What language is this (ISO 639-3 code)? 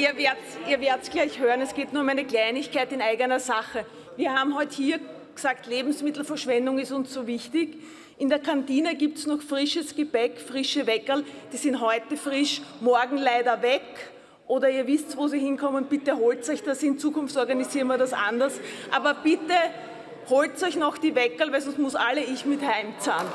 deu